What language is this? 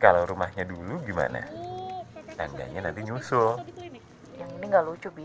Indonesian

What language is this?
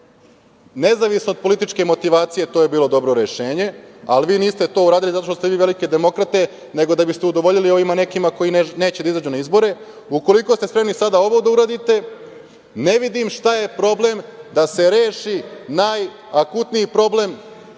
Serbian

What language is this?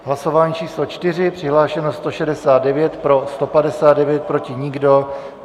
Czech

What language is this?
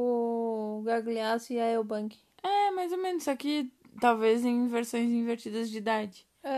Portuguese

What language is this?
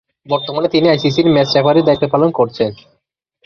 Bangla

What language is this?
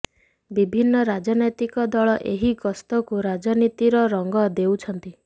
Odia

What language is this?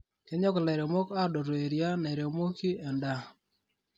Masai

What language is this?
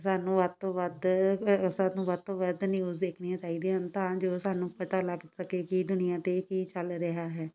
Punjabi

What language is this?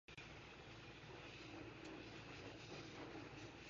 English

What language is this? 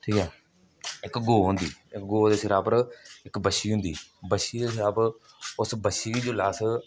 Dogri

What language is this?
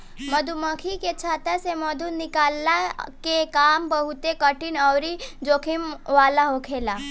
Bhojpuri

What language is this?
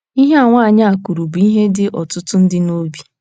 Igbo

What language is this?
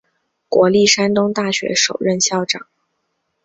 Chinese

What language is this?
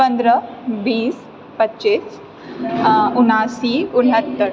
Maithili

